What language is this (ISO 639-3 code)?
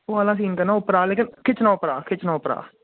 doi